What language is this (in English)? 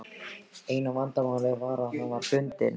Icelandic